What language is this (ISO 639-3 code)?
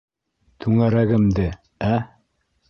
bak